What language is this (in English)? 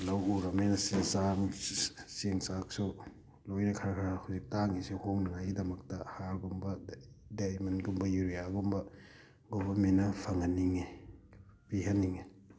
Manipuri